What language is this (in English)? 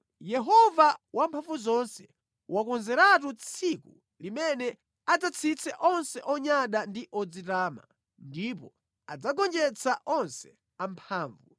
Nyanja